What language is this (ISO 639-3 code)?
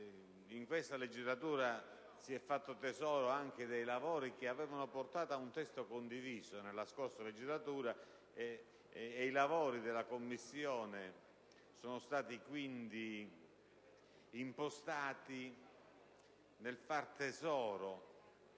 ita